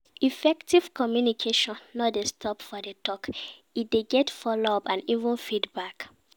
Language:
Nigerian Pidgin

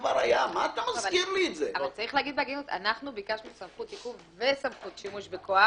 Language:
Hebrew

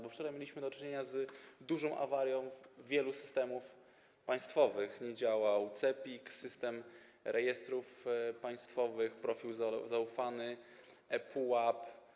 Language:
Polish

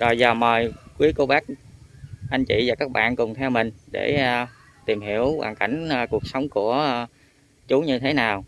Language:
Vietnamese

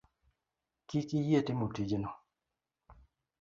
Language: Luo (Kenya and Tanzania)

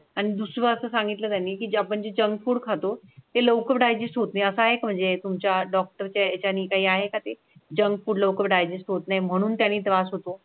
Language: Marathi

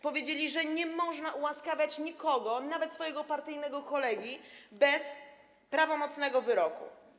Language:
Polish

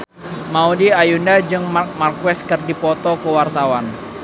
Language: Sundanese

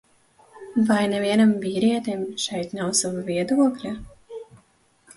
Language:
Latvian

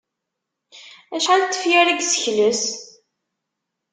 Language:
Kabyle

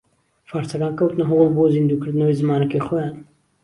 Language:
Central Kurdish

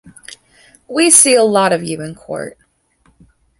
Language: English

